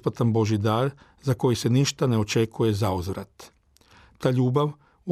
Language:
Croatian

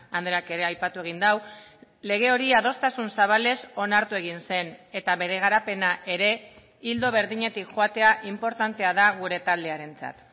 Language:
Basque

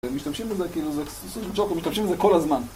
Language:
Hebrew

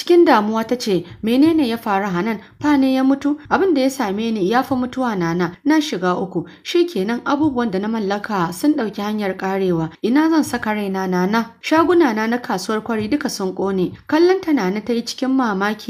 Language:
Arabic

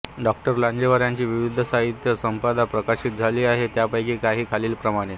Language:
Marathi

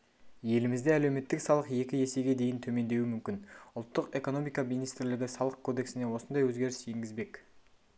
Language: Kazakh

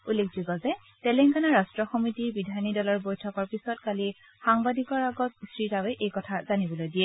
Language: Assamese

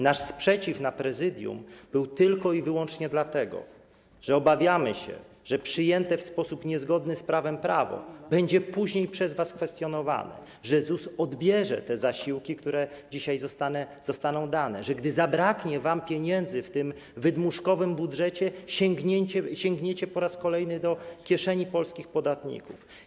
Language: Polish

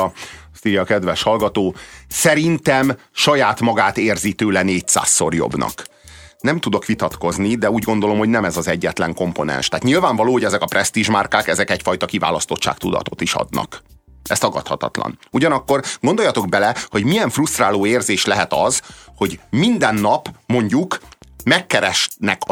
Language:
Hungarian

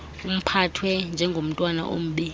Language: Xhosa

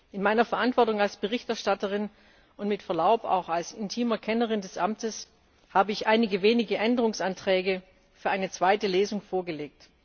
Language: German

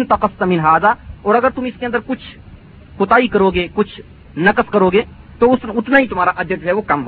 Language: Urdu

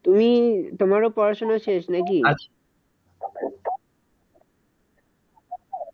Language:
Bangla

